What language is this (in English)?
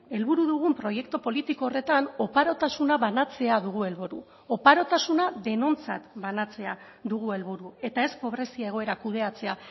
Basque